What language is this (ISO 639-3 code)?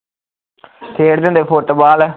pan